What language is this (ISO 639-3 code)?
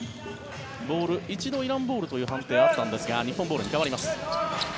jpn